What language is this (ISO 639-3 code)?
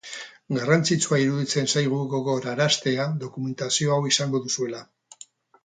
eus